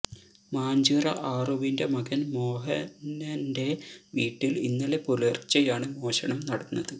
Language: Malayalam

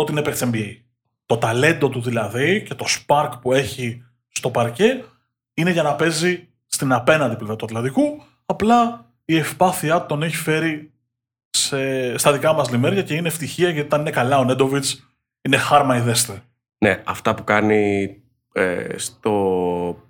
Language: Greek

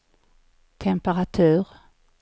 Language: Swedish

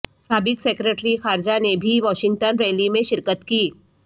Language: Urdu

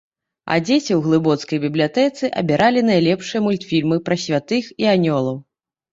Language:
Belarusian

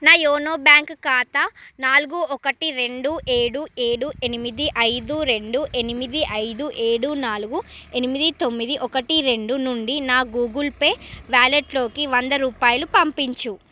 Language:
Telugu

